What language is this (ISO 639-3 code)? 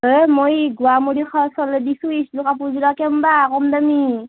asm